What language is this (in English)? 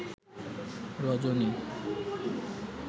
Bangla